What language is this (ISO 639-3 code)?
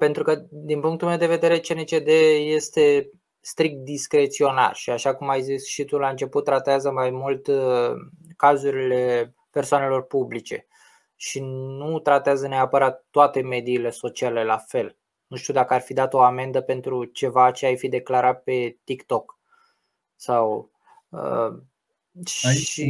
ron